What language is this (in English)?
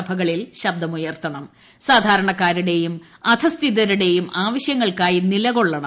Malayalam